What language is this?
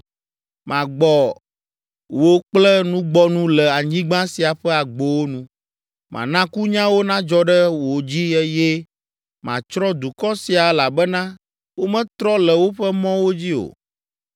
Ewe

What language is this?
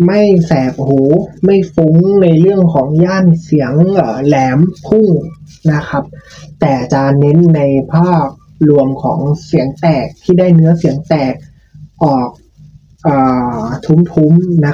Thai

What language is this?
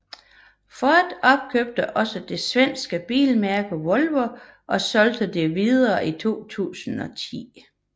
Danish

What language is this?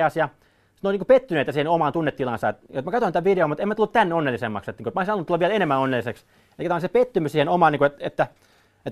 Finnish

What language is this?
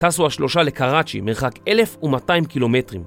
Hebrew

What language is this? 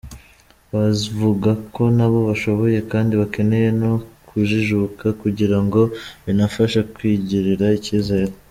Kinyarwanda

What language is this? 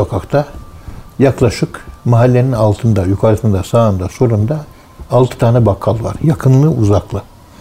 Turkish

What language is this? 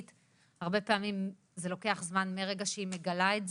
Hebrew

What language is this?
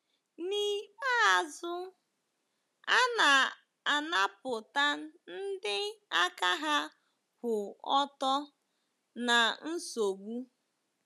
Igbo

